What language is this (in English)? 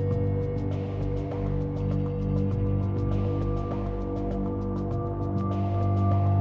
Indonesian